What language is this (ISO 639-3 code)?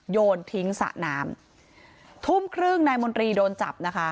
tha